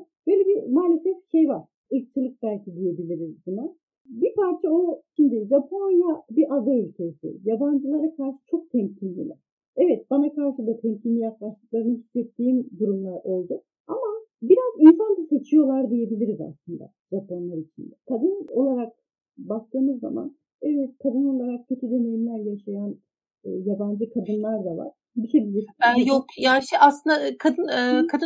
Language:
Turkish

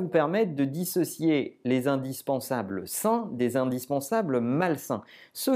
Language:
French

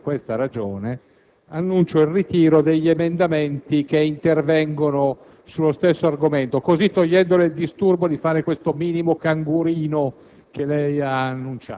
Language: Italian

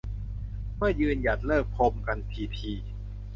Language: Thai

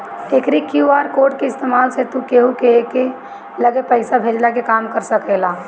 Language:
Bhojpuri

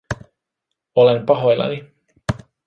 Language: Finnish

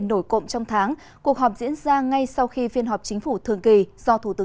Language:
Vietnamese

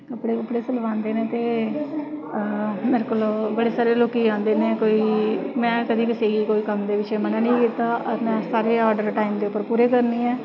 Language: Dogri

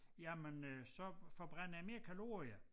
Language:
Danish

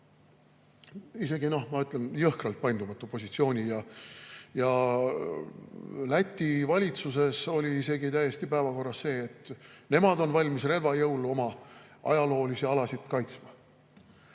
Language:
Estonian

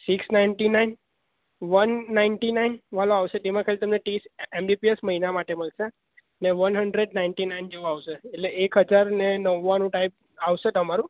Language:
Gujarati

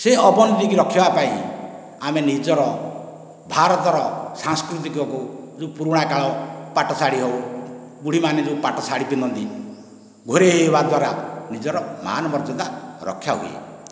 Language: Odia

